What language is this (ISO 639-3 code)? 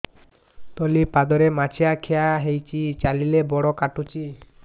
ori